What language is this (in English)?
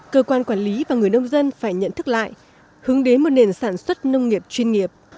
Vietnamese